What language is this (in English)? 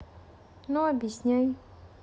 Russian